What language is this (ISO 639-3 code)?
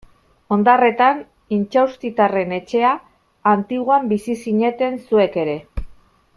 eus